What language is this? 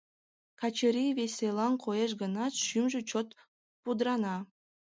Mari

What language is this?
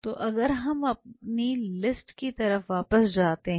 Hindi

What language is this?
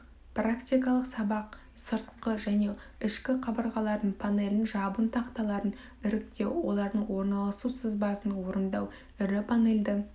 Kazakh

